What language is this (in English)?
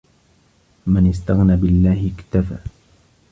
Arabic